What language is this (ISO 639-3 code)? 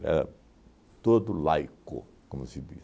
por